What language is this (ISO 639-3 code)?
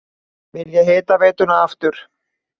isl